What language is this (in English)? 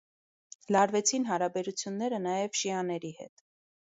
Armenian